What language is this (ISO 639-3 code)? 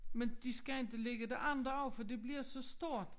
dan